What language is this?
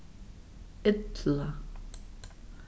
Faroese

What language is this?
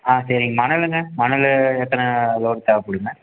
Tamil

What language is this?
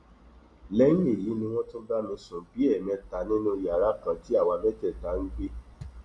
Yoruba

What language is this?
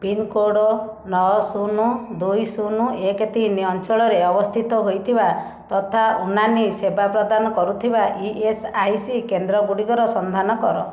Odia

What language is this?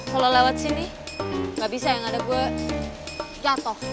Indonesian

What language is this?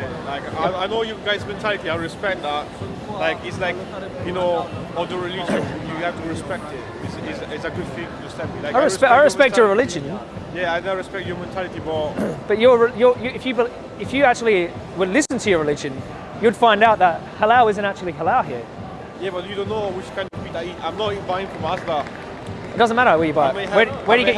English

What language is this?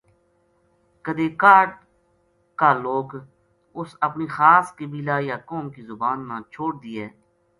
Gujari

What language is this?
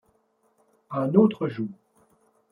French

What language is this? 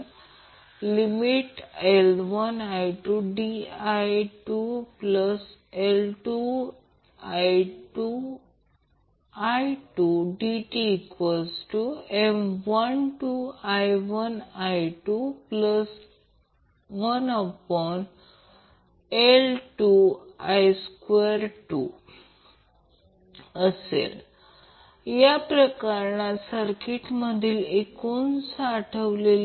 Marathi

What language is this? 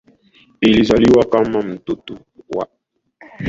Swahili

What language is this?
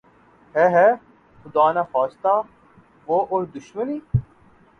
Urdu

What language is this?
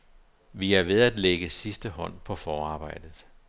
Danish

